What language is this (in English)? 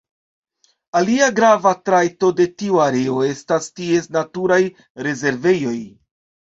Esperanto